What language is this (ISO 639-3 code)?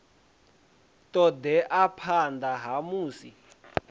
ven